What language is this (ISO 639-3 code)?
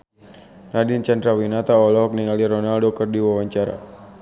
sun